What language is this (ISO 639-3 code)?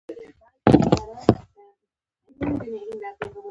pus